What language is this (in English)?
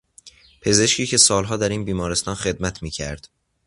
Persian